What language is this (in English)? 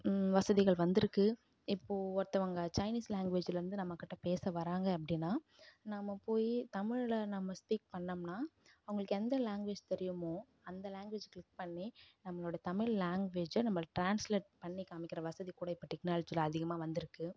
Tamil